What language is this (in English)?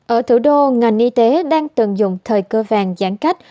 Vietnamese